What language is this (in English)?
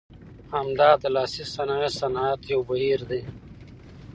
Pashto